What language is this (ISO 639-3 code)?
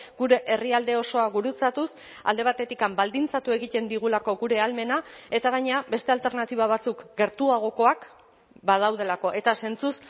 eus